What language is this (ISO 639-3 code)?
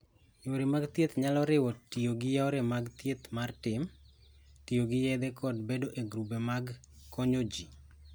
luo